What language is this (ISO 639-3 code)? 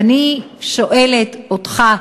heb